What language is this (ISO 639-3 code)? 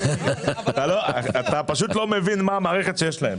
heb